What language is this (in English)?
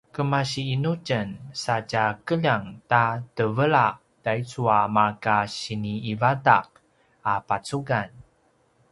Paiwan